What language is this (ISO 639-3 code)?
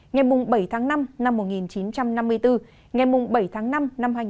vie